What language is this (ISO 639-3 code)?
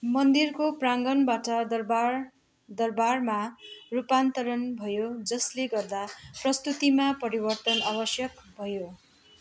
nep